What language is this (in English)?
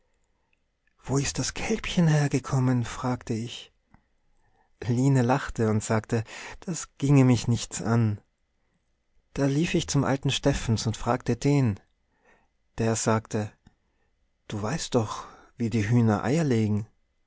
German